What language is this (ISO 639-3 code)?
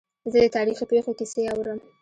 pus